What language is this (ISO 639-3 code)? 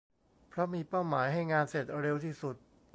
tha